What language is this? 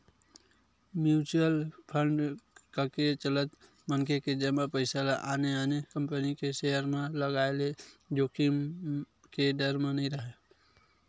Chhattisgarhi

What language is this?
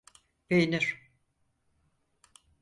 Turkish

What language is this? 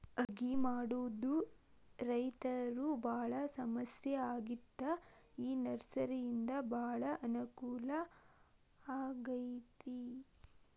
Kannada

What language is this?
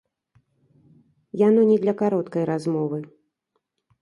Belarusian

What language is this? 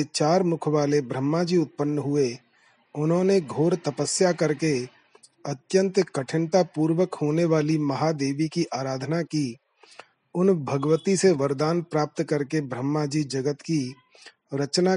Hindi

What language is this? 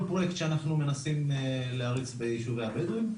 Hebrew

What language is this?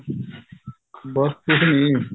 Punjabi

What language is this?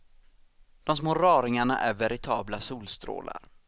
Swedish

